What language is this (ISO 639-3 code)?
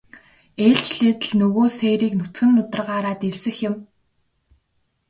mon